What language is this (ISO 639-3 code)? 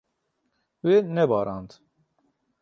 kur